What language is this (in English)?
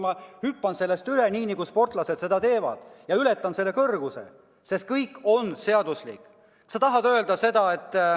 Estonian